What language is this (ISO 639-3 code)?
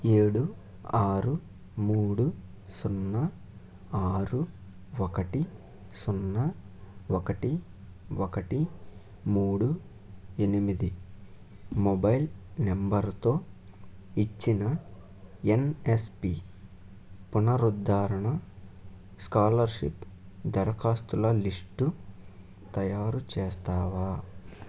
tel